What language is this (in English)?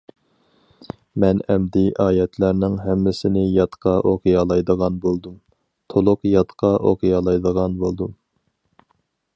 Uyghur